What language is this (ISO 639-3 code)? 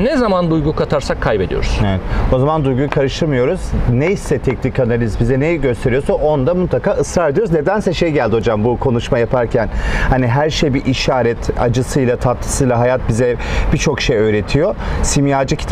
tur